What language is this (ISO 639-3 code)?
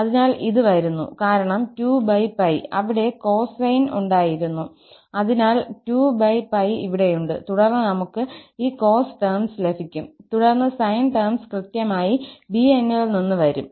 mal